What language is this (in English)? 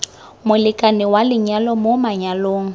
Tswana